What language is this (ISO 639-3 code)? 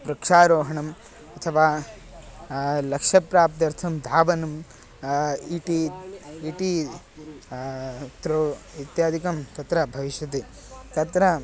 san